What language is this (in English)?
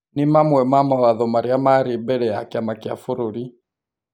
Kikuyu